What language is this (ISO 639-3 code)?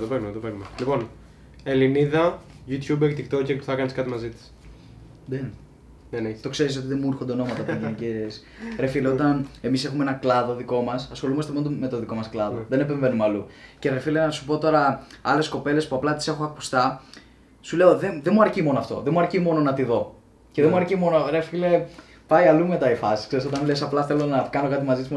ell